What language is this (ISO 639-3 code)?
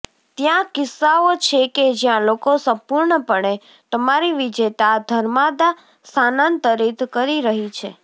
guj